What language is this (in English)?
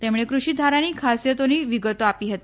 Gujarati